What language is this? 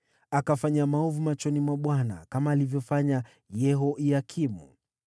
Swahili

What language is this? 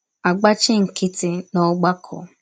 Igbo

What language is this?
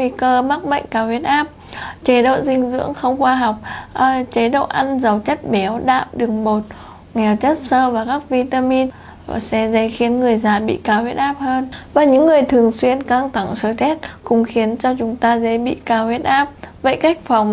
Vietnamese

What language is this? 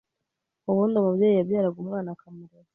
Kinyarwanda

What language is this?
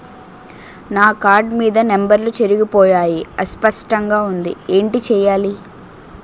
Telugu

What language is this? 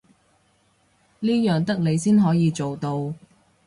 Cantonese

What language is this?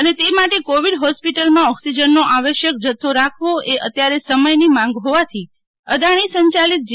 Gujarati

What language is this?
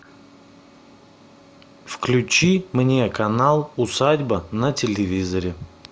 Russian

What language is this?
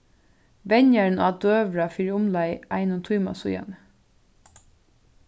Faroese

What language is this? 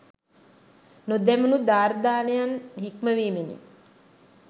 Sinhala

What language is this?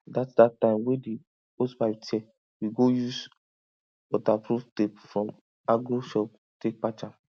Nigerian Pidgin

